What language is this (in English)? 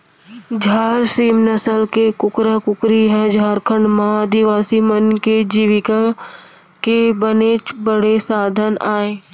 Chhattisgarhi